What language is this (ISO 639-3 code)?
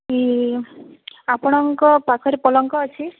ori